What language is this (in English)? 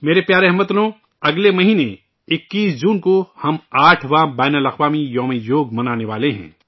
Urdu